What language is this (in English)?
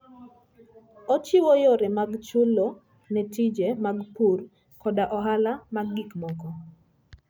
Luo (Kenya and Tanzania)